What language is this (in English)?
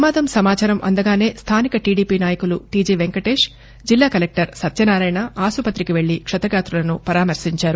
Telugu